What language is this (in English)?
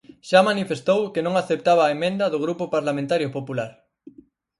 Galician